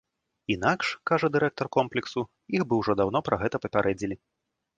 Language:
Belarusian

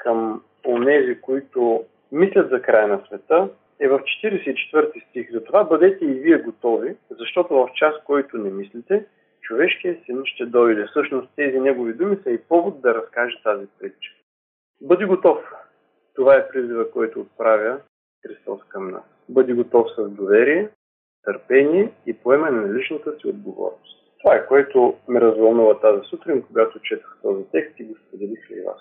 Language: Bulgarian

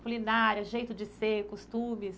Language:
Portuguese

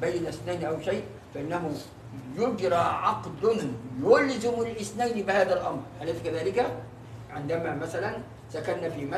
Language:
Arabic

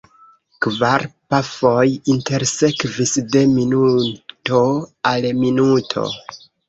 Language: Esperanto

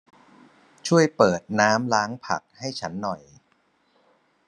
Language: Thai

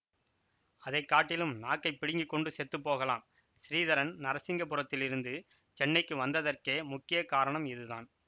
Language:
Tamil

